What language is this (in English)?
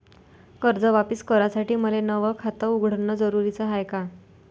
Marathi